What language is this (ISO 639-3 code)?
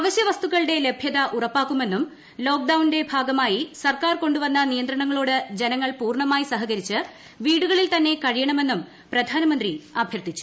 mal